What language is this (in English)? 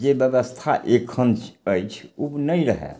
Maithili